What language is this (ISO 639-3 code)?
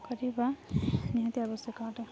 ori